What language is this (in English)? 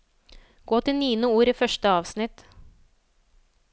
Norwegian